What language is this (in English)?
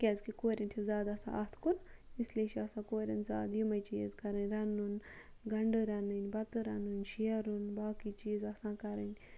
Kashmiri